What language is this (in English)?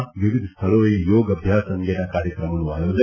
Gujarati